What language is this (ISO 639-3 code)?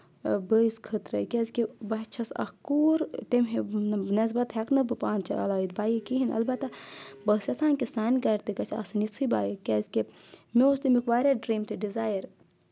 kas